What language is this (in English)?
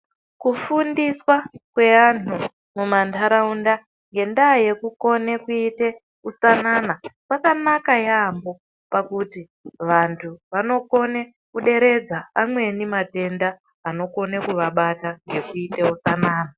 Ndau